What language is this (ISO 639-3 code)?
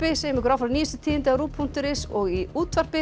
isl